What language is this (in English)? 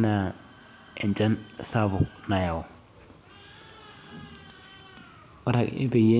Masai